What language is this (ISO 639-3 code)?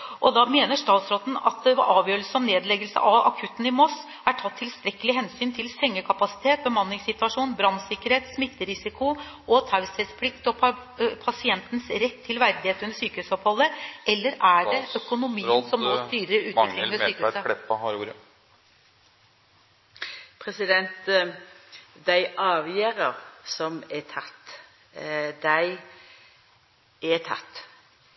nor